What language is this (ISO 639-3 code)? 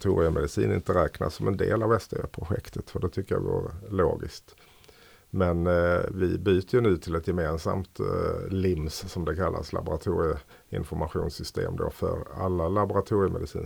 swe